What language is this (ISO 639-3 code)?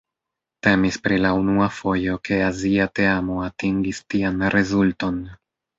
epo